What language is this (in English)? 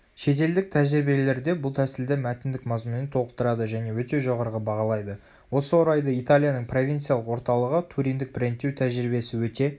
Kazakh